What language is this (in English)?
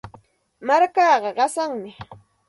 Santa Ana de Tusi Pasco Quechua